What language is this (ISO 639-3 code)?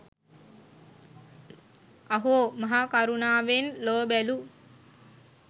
sin